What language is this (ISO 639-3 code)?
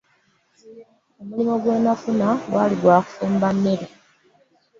lug